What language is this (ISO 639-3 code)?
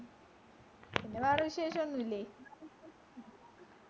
mal